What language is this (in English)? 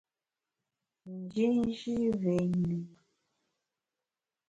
Bamun